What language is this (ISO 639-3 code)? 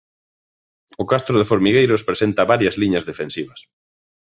glg